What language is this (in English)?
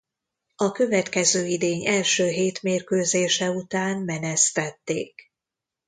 Hungarian